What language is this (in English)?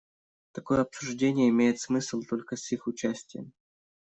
Russian